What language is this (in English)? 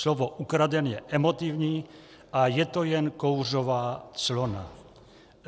Czech